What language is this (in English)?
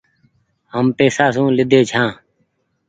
Goaria